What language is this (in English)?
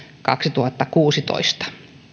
Finnish